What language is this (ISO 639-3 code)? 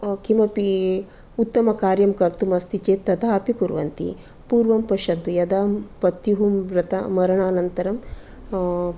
san